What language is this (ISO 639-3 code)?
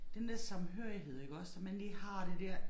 dan